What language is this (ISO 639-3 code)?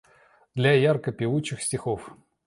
rus